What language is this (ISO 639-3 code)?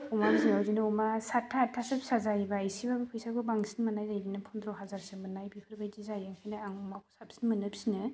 brx